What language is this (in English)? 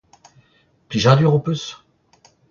Breton